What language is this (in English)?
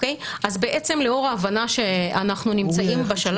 Hebrew